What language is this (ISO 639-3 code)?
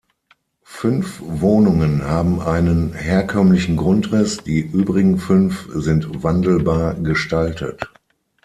deu